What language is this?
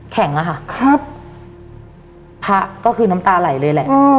Thai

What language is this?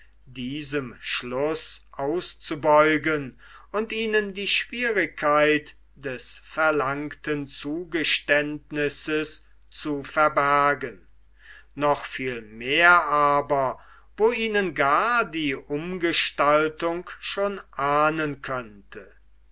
German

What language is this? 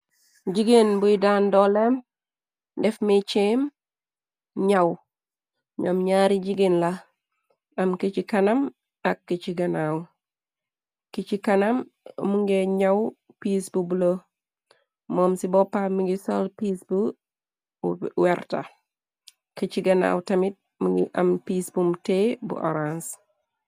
Wolof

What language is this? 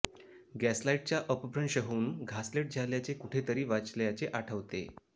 Marathi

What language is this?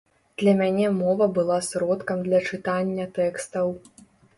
Belarusian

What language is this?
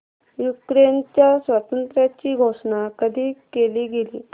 Marathi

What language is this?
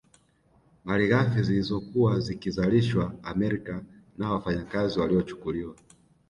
Swahili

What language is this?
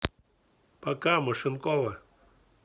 Russian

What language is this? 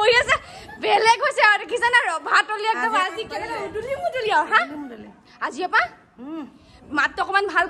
Indonesian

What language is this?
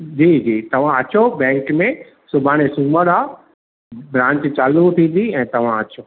Sindhi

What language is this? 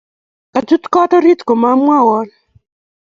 Kalenjin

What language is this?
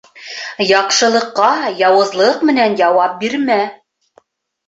Bashkir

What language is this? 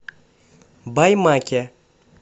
Russian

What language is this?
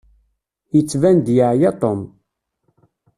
Kabyle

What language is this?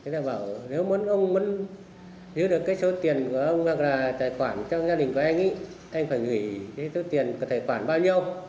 Vietnamese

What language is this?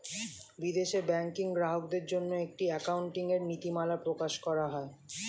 Bangla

